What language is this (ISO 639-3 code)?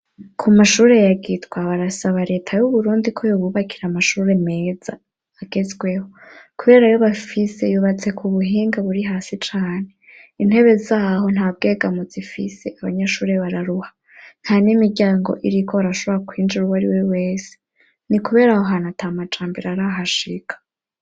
run